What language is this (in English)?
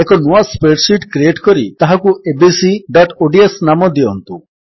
Odia